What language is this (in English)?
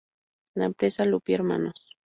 Spanish